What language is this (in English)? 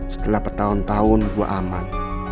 Indonesian